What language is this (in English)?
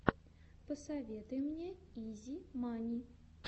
Russian